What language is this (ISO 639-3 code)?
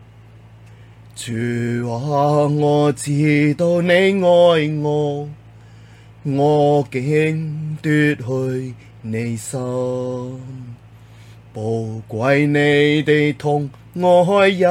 zho